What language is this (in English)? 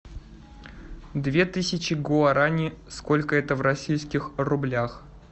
Russian